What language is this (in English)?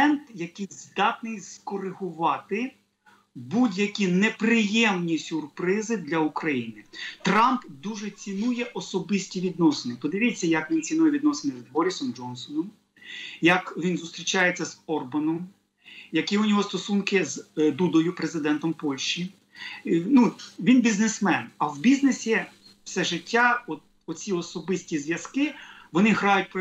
Ukrainian